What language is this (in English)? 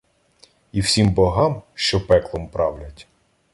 Ukrainian